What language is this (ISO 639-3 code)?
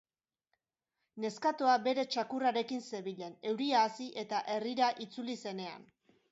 eus